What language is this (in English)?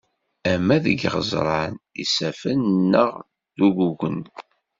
Kabyle